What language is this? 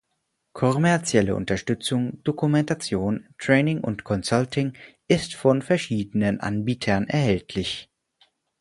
German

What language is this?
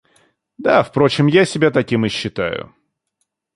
Russian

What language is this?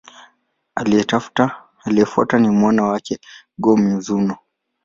Swahili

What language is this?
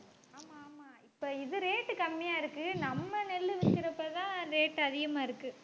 Tamil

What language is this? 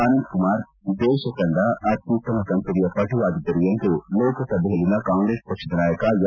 Kannada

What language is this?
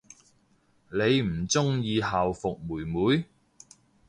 Cantonese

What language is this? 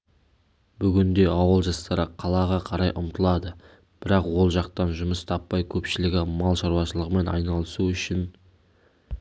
Kazakh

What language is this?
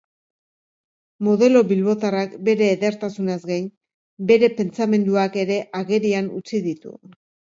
Basque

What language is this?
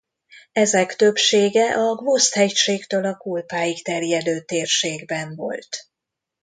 Hungarian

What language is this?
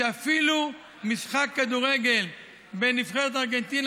Hebrew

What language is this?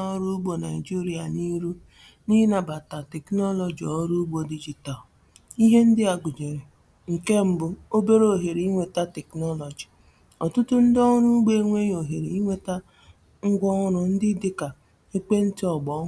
Igbo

